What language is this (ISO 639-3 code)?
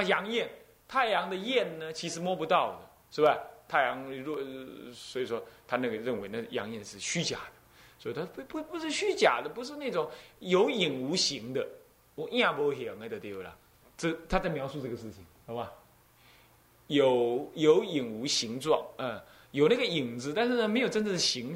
zho